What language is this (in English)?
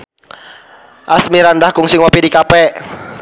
Sundanese